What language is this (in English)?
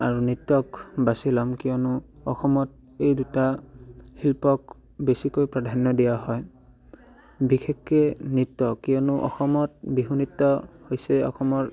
Assamese